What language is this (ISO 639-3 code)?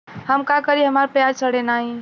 bho